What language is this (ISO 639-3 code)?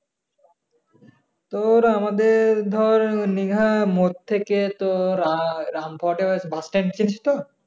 ben